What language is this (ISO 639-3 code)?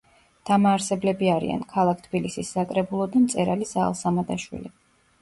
kat